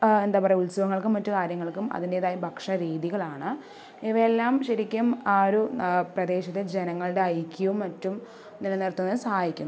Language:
Malayalam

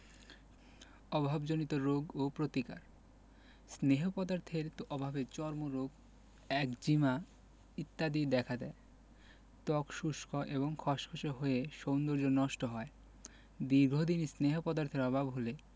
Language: Bangla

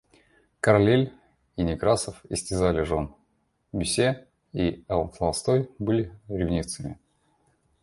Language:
Russian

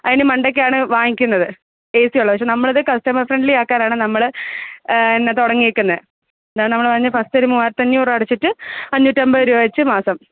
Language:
Malayalam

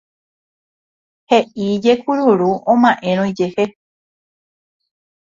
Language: Guarani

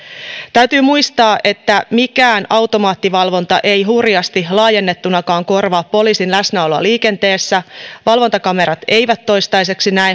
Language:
Finnish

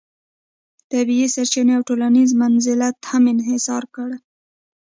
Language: Pashto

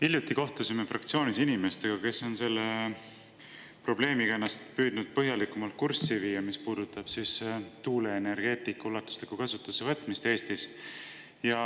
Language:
Estonian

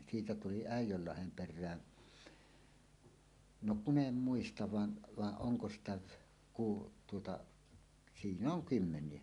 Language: Finnish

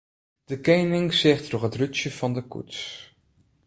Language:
Western Frisian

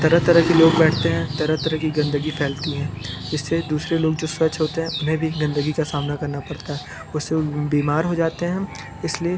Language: Hindi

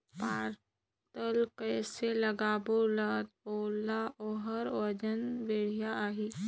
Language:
Chhattisgarhi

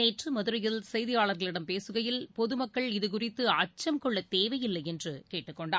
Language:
Tamil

